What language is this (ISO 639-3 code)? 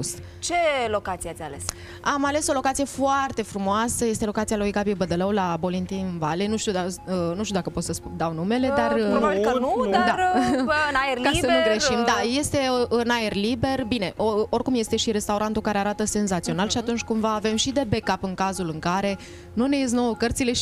ron